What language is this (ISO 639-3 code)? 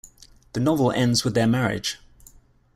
eng